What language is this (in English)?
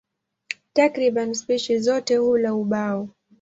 Swahili